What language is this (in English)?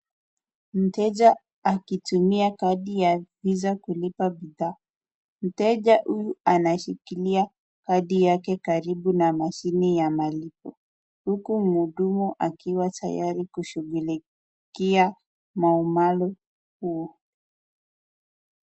Swahili